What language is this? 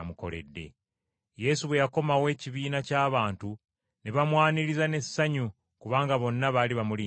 Ganda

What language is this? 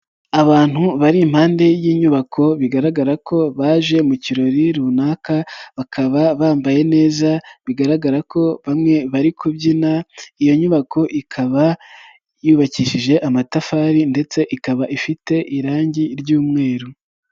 Kinyarwanda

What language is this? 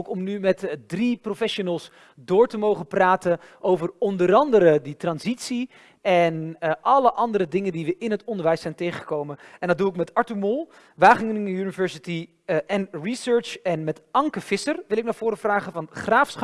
Dutch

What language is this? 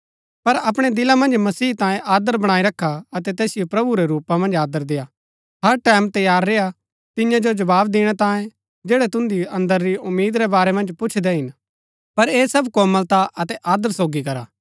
Gaddi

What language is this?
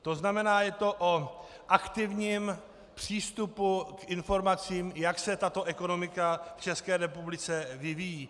Czech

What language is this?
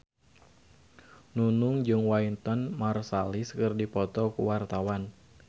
Sundanese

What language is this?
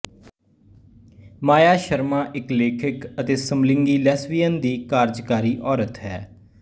Punjabi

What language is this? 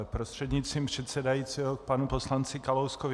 Czech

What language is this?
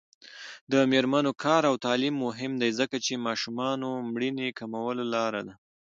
Pashto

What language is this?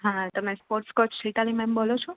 Gujarati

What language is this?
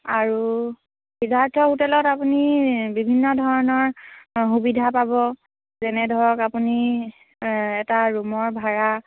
Assamese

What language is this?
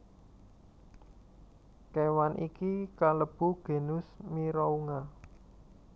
Javanese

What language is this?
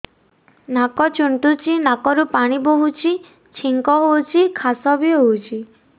Odia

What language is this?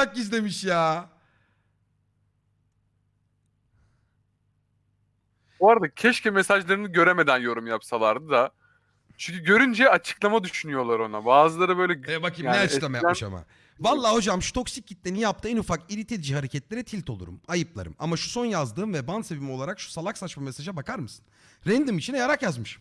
Turkish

